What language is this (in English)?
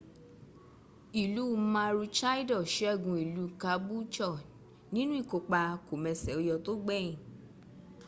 Yoruba